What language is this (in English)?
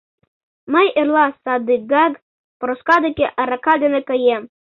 Mari